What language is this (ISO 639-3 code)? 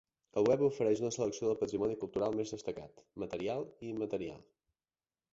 cat